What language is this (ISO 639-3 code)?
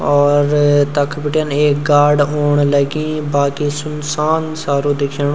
gbm